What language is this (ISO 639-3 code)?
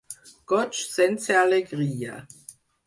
cat